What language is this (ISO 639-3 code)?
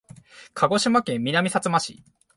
jpn